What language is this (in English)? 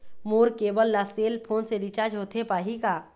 Chhattisgarhi